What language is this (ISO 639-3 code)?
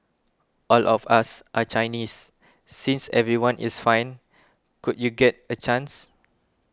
eng